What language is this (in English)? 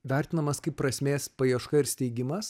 Lithuanian